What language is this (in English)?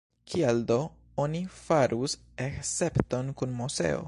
Esperanto